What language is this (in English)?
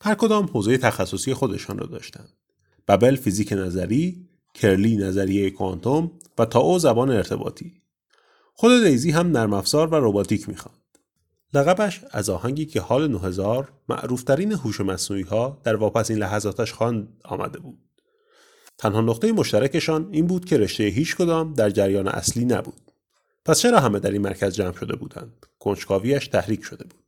Persian